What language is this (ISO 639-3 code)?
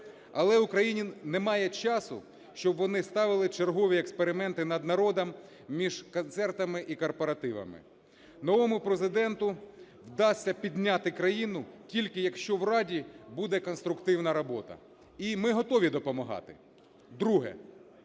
ukr